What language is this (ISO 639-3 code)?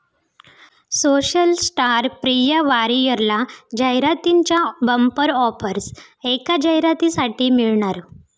mar